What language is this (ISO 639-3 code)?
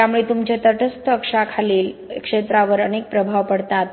mar